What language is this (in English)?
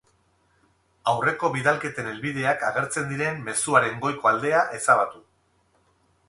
Basque